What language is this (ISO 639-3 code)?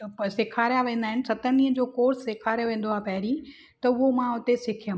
snd